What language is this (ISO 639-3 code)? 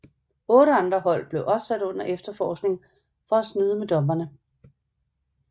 dan